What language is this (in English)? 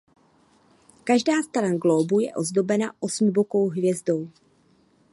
Czech